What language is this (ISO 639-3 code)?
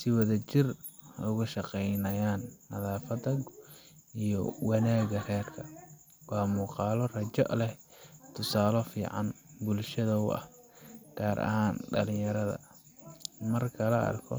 som